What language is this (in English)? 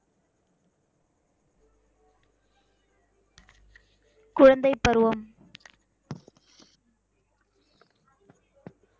Tamil